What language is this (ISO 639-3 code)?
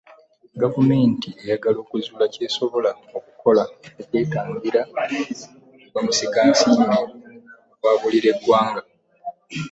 lug